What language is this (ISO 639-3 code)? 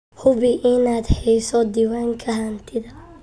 som